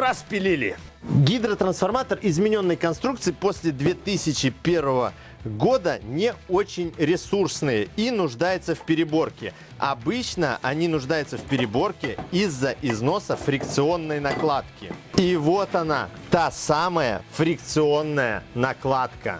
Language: Russian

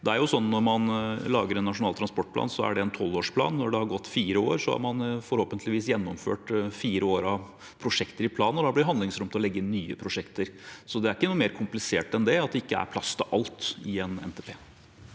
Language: Norwegian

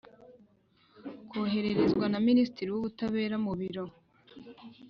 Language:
Kinyarwanda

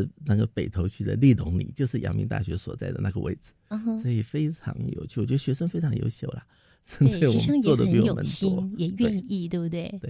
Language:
Chinese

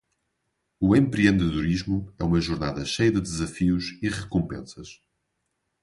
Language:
Portuguese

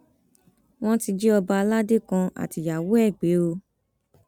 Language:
Yoruba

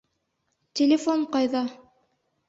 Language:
Bashkir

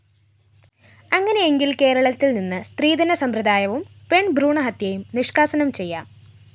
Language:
Malayalam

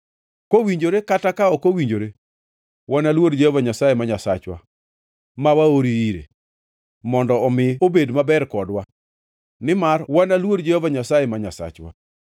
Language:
Luo (Kenya and Tanzania)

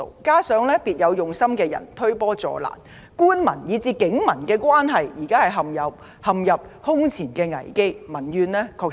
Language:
Cantonese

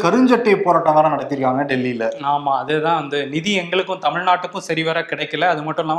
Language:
Tamil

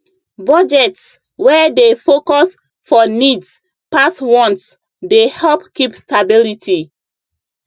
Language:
Nigerian Pidgin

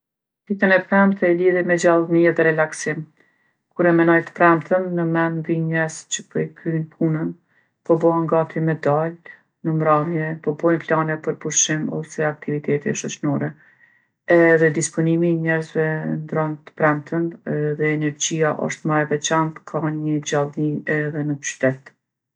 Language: Gheg Albanian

